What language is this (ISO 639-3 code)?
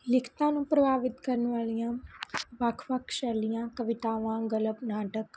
pan